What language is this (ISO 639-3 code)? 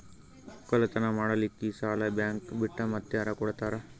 kan